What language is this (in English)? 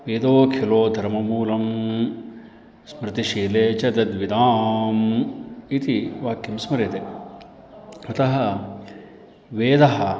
Sanskrit